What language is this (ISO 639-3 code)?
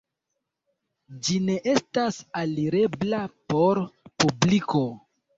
epo